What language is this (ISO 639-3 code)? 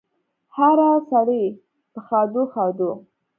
pus